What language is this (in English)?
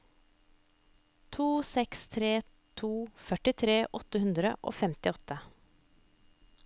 Norwegian